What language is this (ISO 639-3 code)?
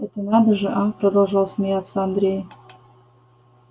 rus